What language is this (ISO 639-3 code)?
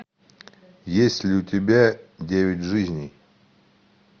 rus